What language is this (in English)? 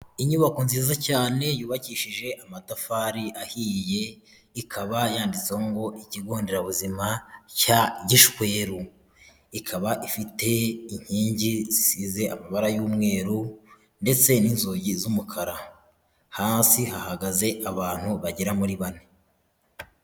Kinyarwanda